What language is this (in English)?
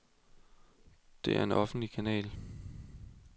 Danish